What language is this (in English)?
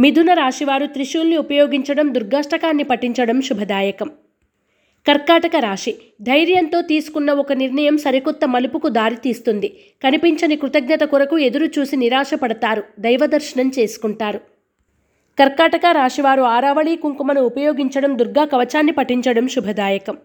Telugu